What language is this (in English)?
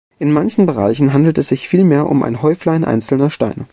German